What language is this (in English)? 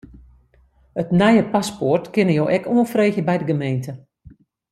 Western Frisian